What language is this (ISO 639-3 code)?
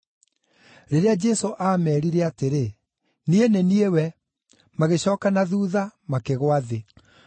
kik